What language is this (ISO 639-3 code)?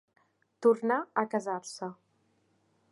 cat